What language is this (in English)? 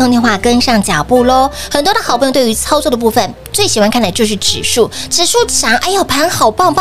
Chinese